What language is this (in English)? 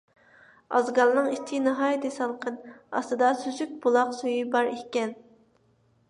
Uyghur